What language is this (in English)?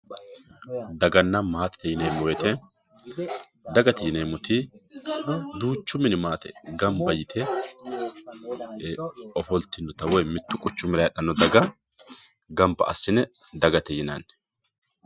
Sidamo